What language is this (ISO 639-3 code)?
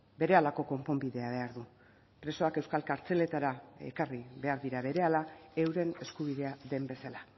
eus